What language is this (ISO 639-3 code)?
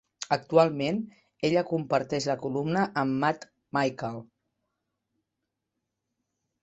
cat